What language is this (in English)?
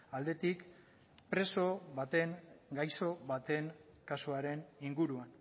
Basque